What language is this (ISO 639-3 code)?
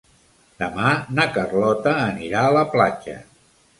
cat